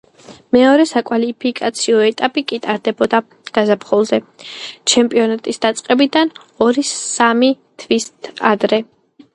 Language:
Georgian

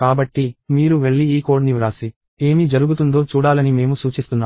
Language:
Telugu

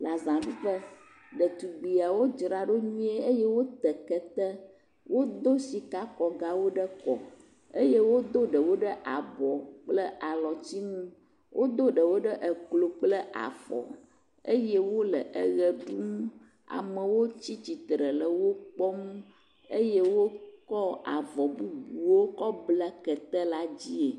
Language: Ewe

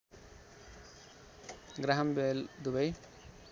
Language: Nepali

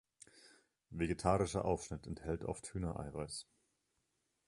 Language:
German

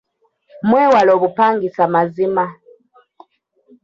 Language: Ganda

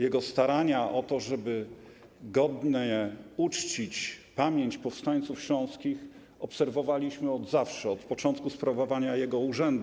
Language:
Polish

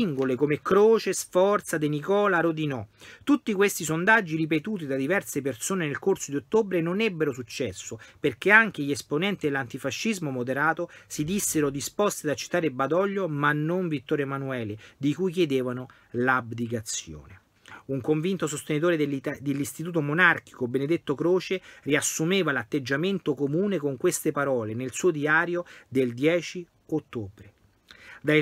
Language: Italian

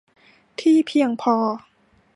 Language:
Thai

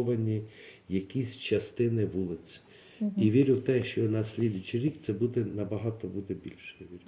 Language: Ukrainian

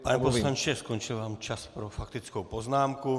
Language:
Czech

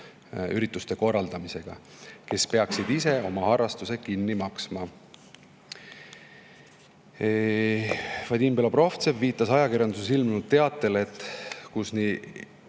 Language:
Estonian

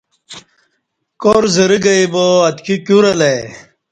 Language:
Kati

